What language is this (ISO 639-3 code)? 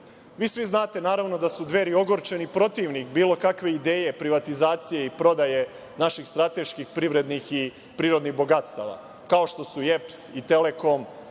srp